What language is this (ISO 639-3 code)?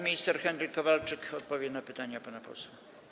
pol